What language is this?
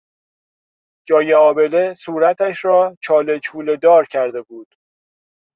Persian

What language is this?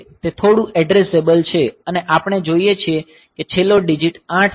Gujarati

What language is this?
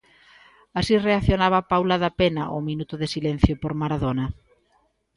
Galician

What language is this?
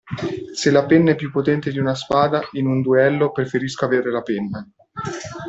Italian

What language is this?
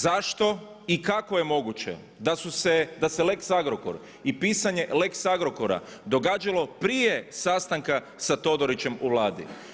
Croatian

